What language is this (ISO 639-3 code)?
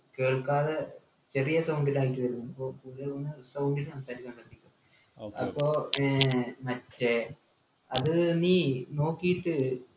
mal